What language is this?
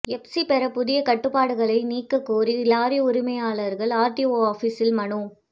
Tamil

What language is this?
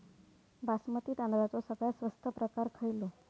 Marathi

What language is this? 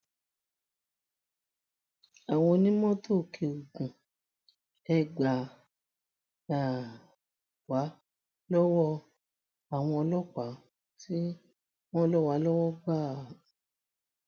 Yoruba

